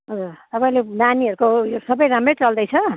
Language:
Nepali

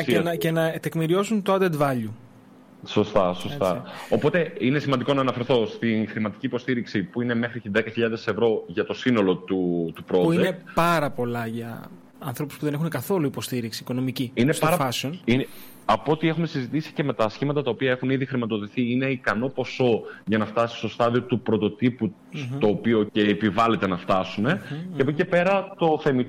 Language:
Greek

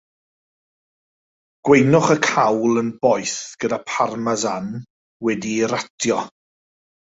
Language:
Welsh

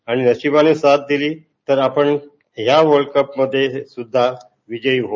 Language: Marathi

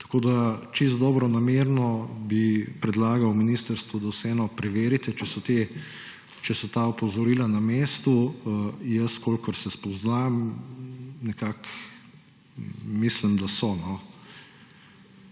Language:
Slovenian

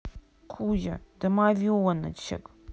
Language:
Russian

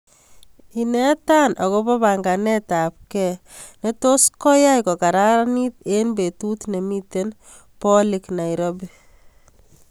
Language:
Kalenjin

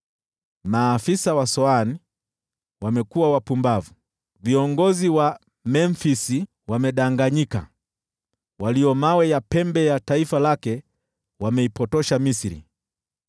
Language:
Swahili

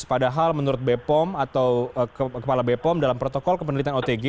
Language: Indonesian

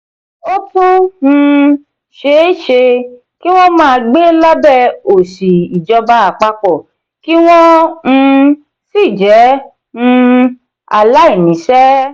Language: Yoruba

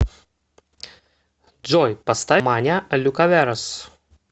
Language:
Russian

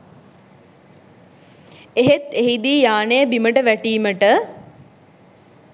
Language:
Sinhala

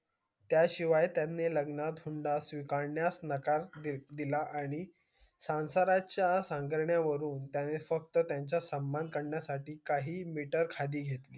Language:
Marathi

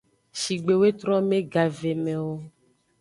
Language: Aja (Benin)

